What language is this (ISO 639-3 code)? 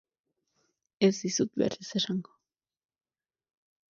eus